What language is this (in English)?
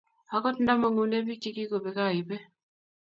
Kalenjin